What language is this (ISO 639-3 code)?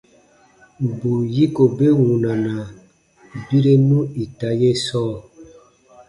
bba